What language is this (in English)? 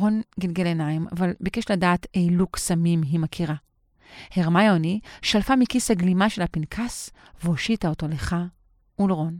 Hebrew